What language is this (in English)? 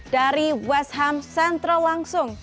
Indonesian